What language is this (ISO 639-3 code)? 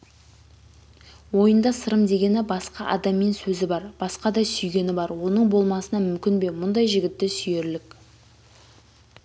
kaz